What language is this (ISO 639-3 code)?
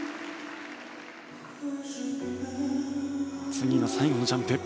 jpn